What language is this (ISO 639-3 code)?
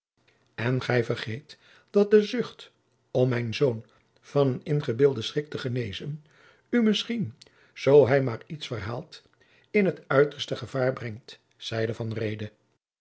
nld